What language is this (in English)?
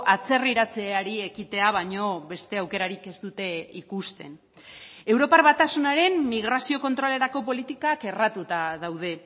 Basque